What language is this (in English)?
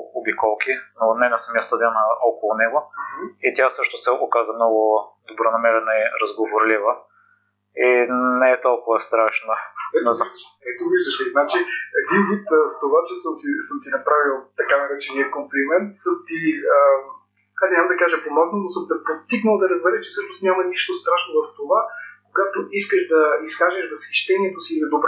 Bulgarian